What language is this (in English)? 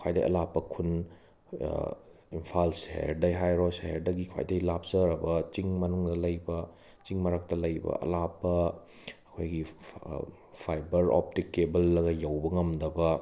Manipuri